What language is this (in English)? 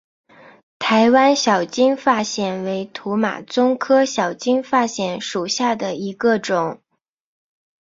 Chinese